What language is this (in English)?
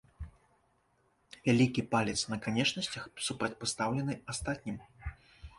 Belarusian